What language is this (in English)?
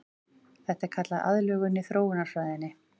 Icelandic